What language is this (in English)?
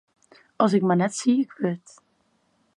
Western Frisian